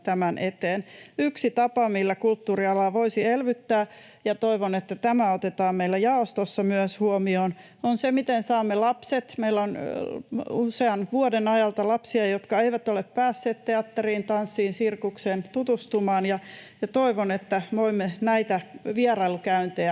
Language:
Finnish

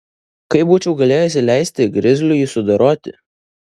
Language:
Lithuanian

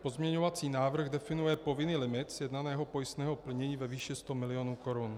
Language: Czech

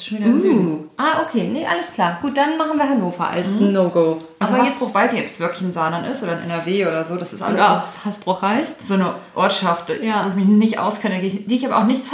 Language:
German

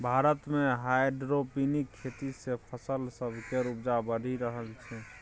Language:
Maithili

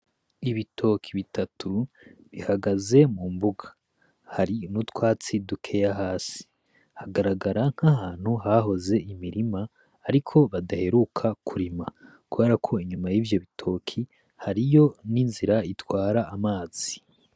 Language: Rundi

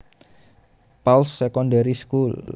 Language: Javanese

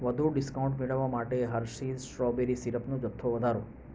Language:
Gujarati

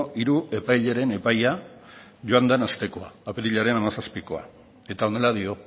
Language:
Basque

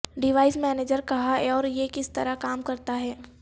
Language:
Urdu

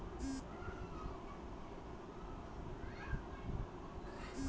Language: Magahi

